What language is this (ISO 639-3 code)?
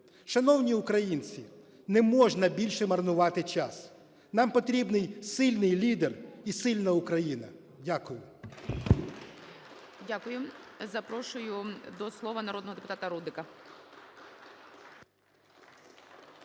ukr